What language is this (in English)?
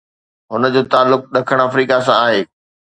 Sindhi